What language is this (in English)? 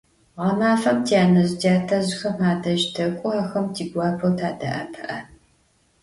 Adyghe